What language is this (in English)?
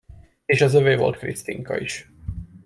Hungarian